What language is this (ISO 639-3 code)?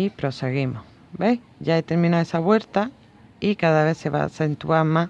spa